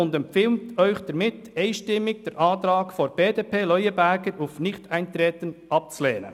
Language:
Swiss German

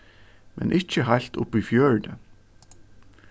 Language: Faroese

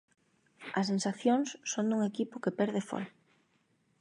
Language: Galician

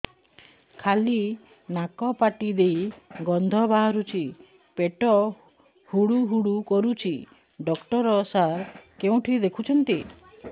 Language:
Odia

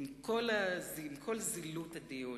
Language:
Hebrew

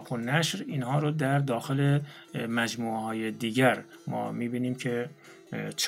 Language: Persian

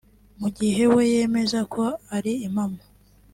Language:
Kinyarwanda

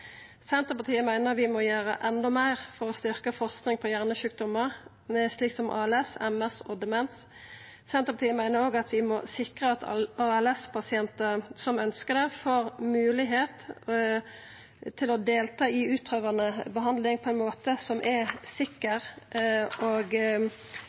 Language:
Norwegian Nynorsk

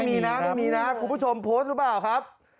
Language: Thai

